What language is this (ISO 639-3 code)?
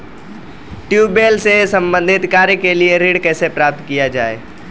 hin